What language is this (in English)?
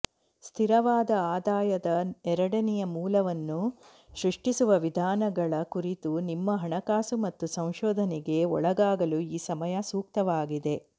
Kannada